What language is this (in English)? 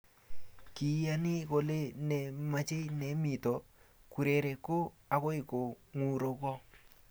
Kalenjin